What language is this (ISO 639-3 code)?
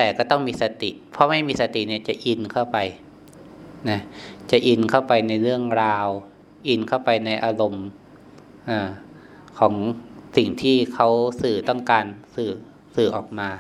tha